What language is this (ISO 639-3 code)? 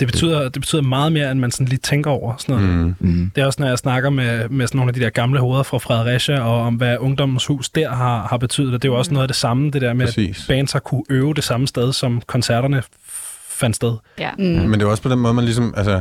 dan